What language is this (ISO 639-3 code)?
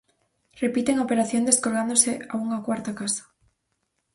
glg